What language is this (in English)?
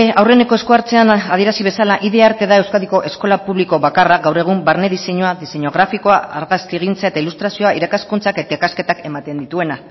Basque